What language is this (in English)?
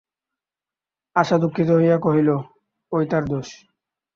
Bangla